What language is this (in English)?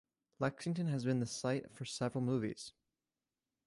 English